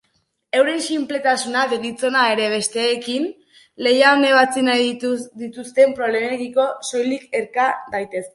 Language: Basque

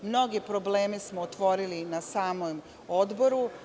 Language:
Serbian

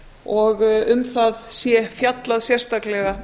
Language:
Icelandic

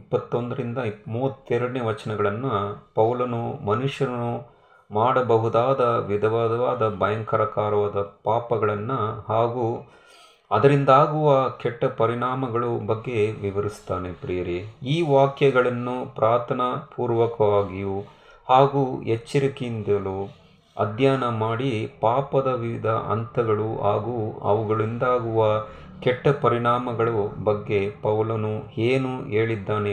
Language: Kannada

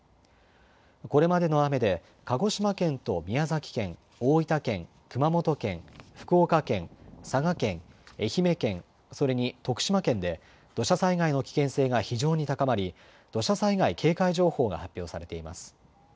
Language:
Japanese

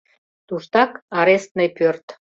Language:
Mari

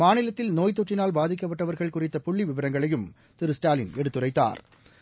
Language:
Tamil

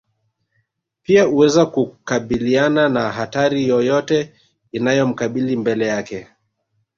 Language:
Swahili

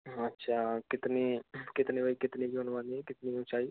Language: Hindi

